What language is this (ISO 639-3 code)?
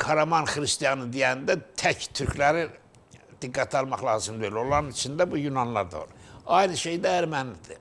tur